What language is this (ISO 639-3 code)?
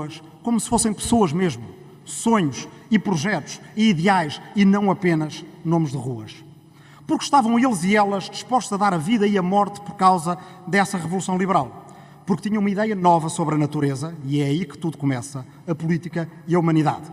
por